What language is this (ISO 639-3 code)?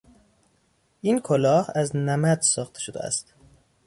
fas